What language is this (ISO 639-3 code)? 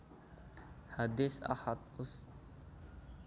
jav